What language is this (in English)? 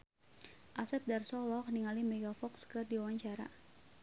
Sundanese